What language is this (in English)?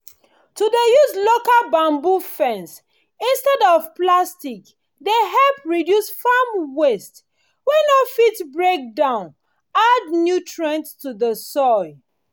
Nigerian Pidgin